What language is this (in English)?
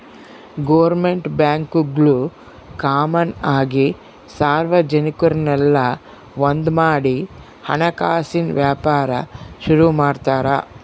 Kannada